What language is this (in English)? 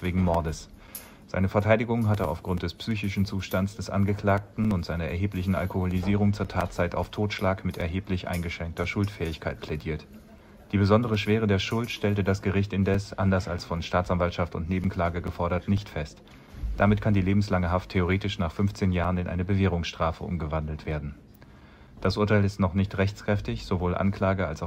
German